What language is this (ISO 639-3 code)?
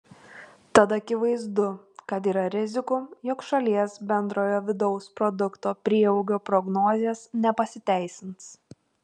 lit